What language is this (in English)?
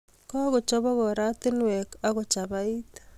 Kalenjin